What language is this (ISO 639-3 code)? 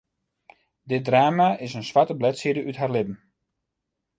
fry